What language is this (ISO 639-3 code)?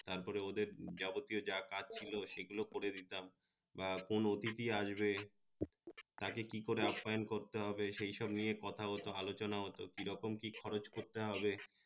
ben